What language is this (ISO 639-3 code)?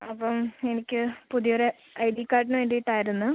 mal